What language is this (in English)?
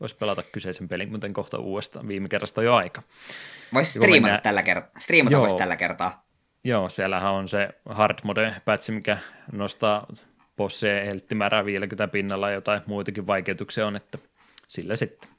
Finnish